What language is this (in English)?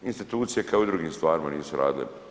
Croatian